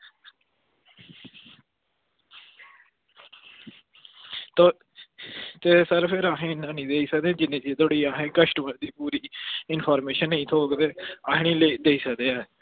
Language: Dogri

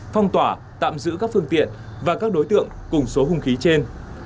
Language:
Vietnamese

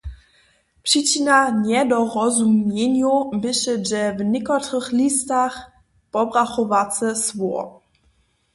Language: Upper Sorbian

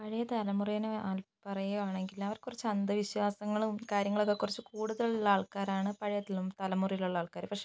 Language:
Malayalam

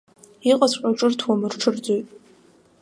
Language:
Abkhazian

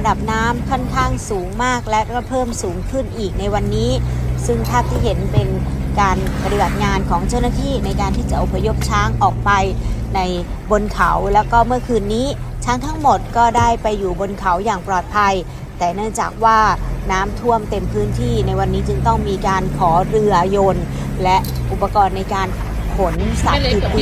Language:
Thai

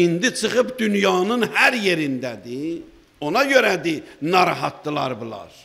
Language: Turkish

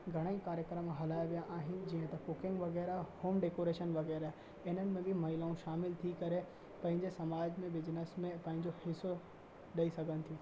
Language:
Sindhi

